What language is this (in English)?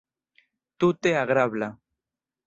Esperanto